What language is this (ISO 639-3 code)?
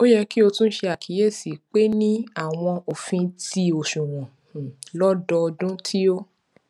yor